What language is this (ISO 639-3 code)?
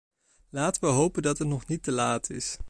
nld